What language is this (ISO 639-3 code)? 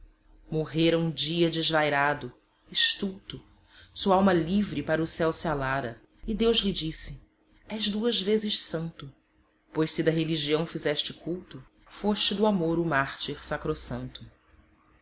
por